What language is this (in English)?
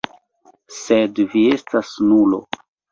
Esperanto